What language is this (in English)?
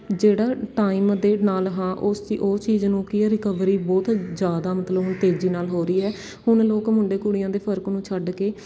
Punjabi